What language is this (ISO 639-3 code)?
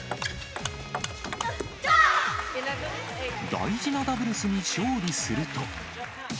jpn